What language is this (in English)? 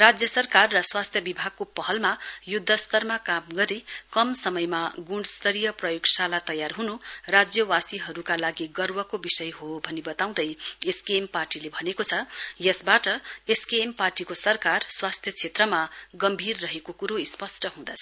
Nepali